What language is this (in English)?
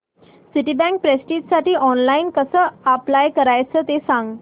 Marathi